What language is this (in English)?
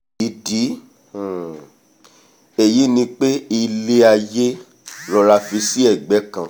Yoruba